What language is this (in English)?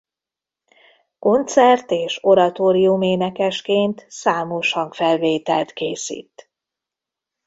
Hungarian